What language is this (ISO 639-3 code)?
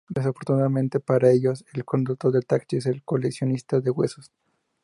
spa